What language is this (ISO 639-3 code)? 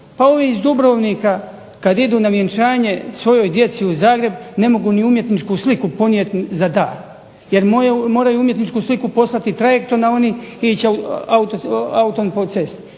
hrv